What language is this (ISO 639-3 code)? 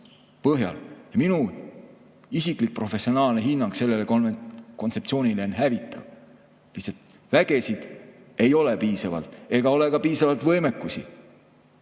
est